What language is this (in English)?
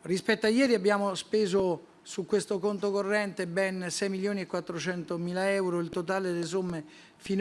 Italian